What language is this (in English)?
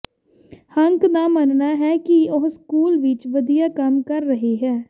Punjabi